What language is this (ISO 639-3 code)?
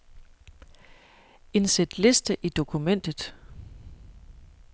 dan